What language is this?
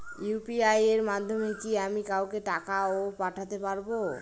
Bangla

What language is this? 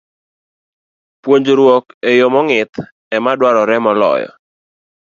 Luo (Kenya and Tanzania)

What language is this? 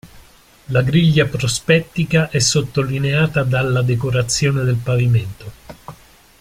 Italian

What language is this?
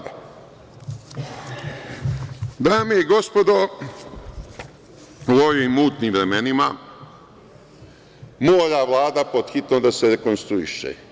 Serbian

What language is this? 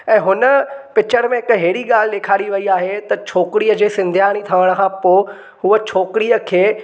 Sindhi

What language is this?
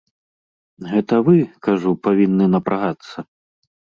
Belarusian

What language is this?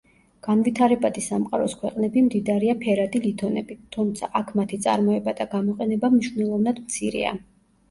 Georgian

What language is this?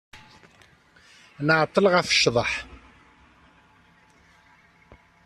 Kabyle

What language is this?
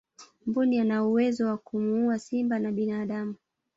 Swahili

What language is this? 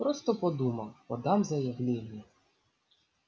Russian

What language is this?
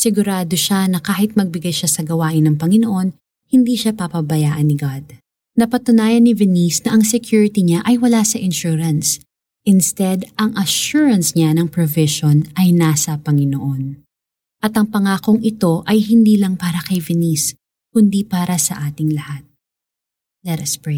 Filipino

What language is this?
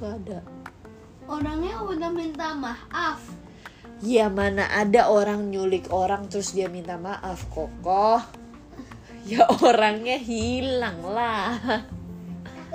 Indonesian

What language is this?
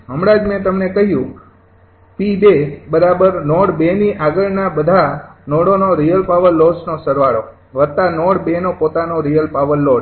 Gujarati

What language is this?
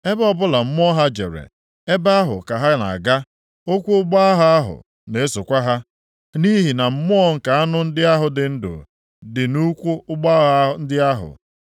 Igbo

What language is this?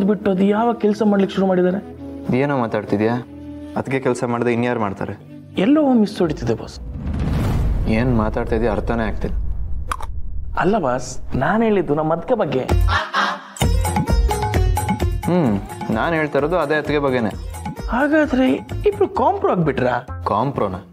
Kannada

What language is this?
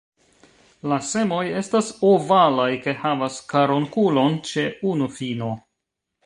Esperanto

